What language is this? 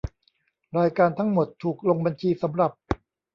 Thai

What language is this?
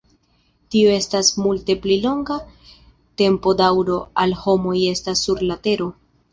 Esperanto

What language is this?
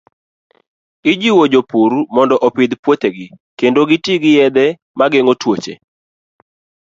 Luo (Kenya and Tanzania)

